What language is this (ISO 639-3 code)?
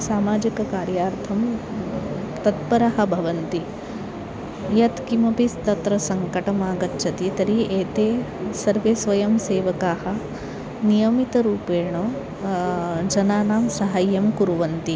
san